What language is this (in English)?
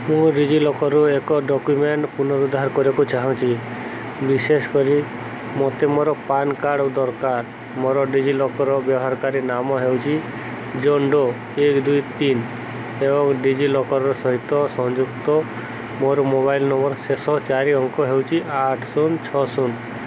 Odia